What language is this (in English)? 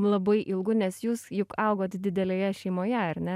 Lithuanian